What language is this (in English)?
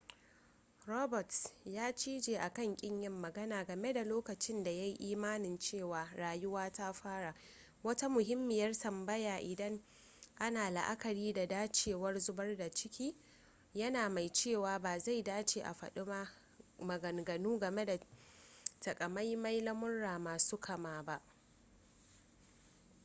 Hausa